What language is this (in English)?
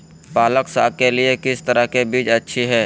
Magahi